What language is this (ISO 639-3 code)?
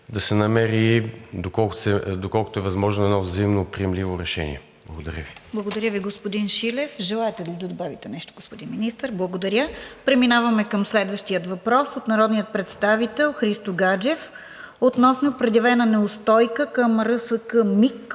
bul